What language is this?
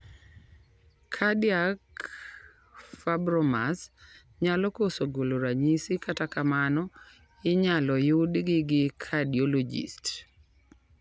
Luo (Kenya and Tanzania)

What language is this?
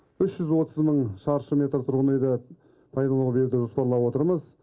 Kazakh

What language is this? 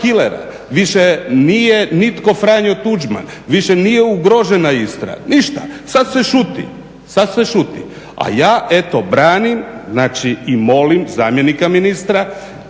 Croatian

